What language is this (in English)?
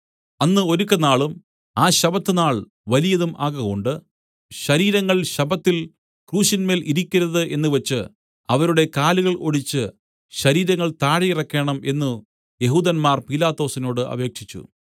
Malayalam